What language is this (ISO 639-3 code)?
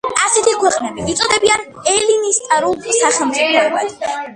kat